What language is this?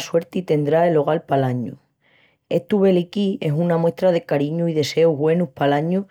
Extremaduran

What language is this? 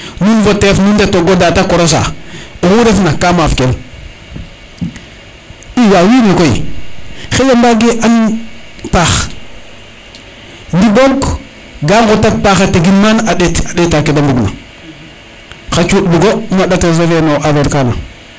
Serer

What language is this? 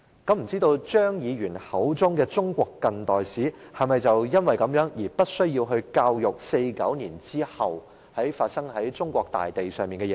Cantonese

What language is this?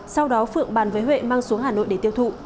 Vietnamese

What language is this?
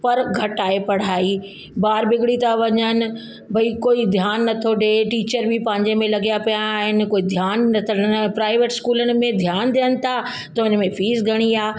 Sindhi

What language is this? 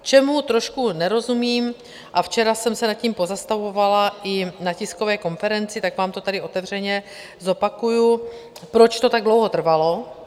Czech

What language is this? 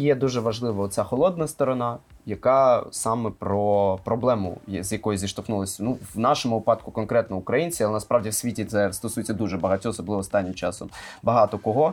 Ukrainian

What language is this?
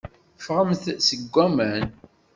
Kabyle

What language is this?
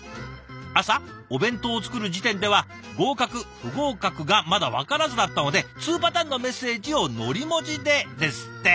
Japanese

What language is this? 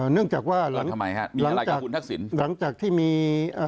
Thai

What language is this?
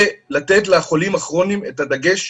Hebrew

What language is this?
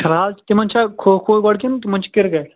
Kashmiri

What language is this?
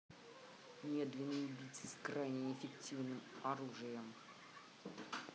Russian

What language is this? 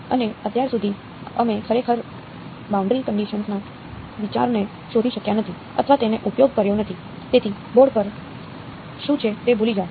Gujarati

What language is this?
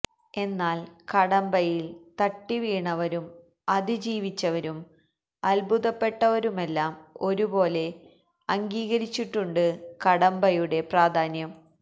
Malayalam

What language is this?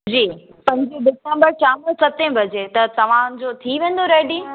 Sindhi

